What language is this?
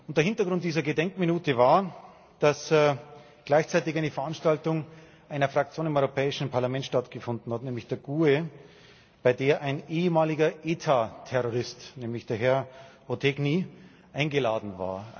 German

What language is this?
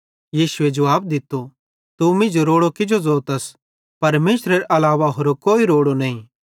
Bhadrawahi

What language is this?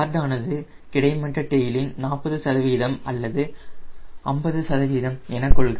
Tamil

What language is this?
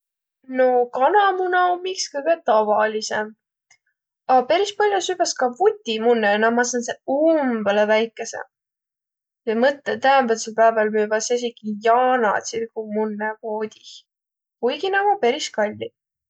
Võro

